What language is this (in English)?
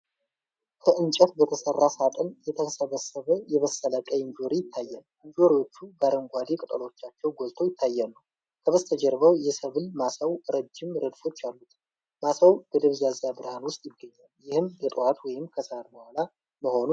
Amharic